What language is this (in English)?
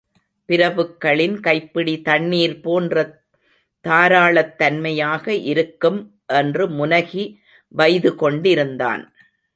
Tamil